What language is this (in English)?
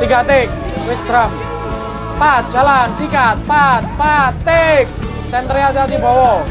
Indonesian